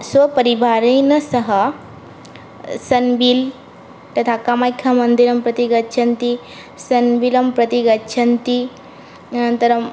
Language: Sanskrit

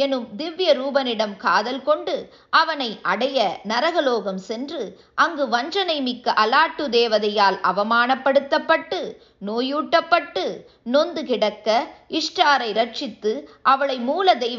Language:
Tamil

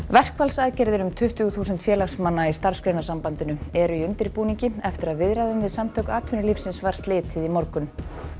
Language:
Icelandic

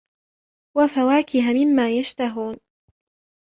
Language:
Arabic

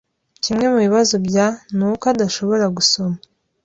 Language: Kinyarwanda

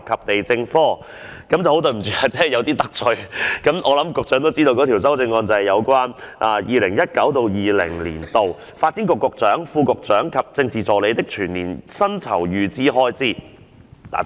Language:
Cantonese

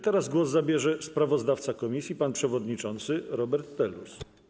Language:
Polish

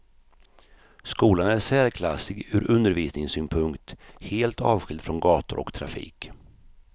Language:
Swedish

